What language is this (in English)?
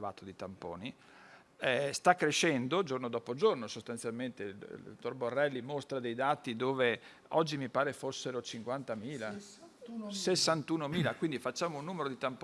Italian